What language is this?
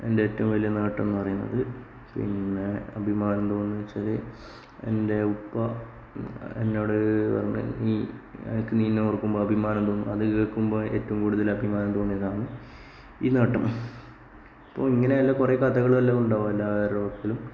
Malayalam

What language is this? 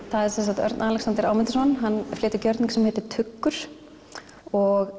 Icelandic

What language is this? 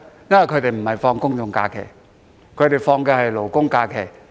Cantonese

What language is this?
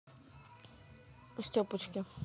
Russian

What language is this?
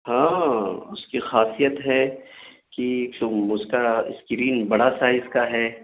Urdu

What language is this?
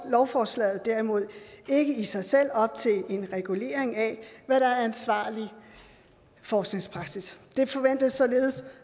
Danish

